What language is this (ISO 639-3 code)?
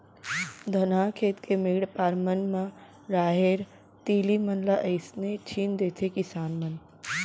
hne